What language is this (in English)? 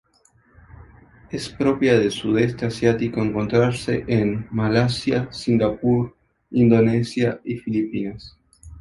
Spanish